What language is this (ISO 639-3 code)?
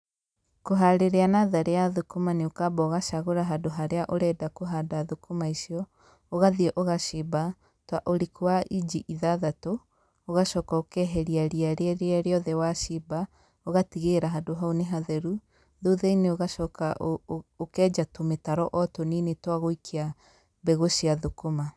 kik